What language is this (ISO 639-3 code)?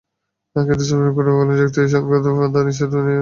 ben